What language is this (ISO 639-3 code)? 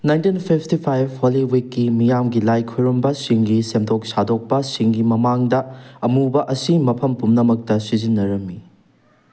mni